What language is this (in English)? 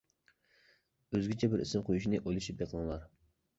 Uyghur